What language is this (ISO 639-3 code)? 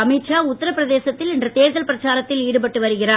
tam